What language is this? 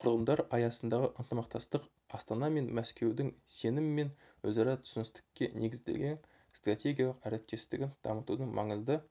Kazakh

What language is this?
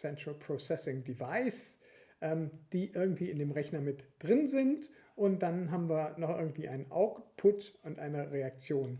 German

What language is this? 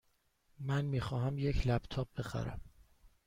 Persian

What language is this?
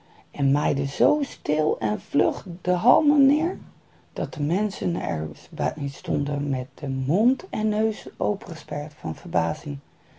Dutch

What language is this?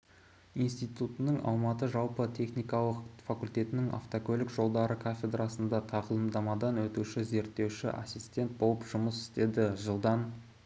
Kazakh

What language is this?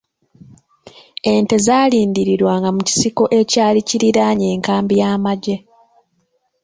Ganda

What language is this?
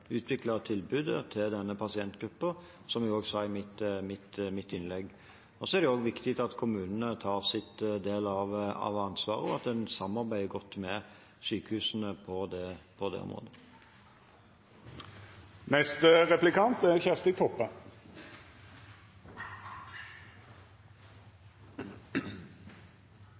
Norwegian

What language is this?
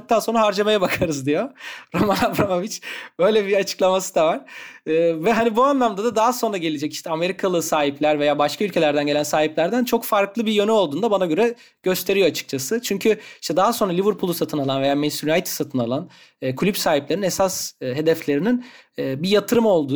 Turkish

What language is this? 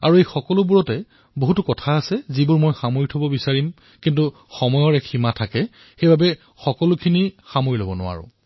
Assamese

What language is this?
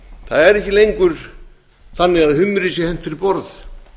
Icelandic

